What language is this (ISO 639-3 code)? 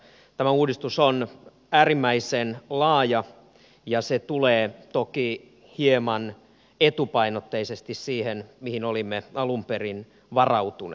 fin